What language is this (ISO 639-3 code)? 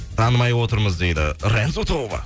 kaz